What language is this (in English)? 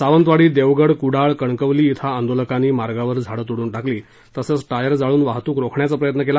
Marathi